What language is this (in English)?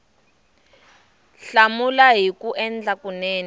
Tsonga